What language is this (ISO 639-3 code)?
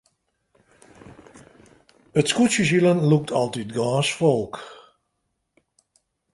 fry